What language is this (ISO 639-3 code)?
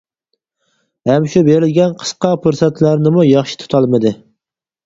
uig